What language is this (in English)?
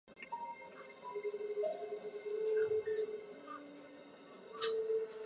Chinese